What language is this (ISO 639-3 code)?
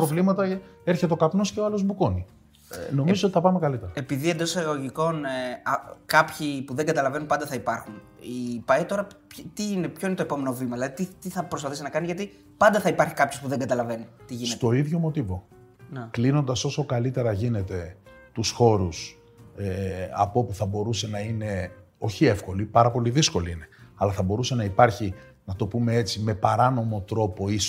ell